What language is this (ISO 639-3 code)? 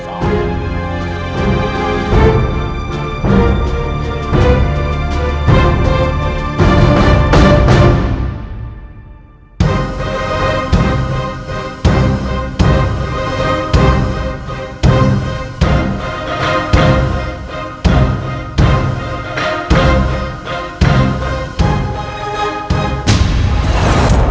ind